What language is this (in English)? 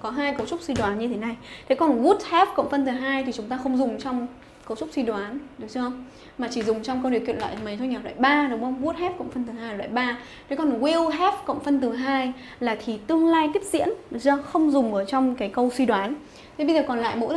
Vietnamese